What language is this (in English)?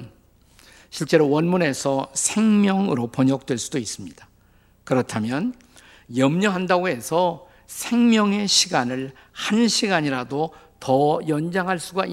Korean